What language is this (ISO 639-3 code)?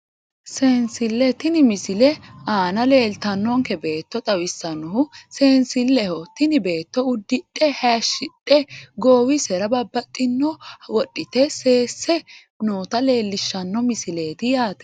sid